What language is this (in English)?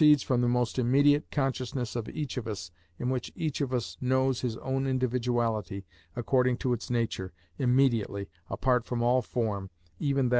English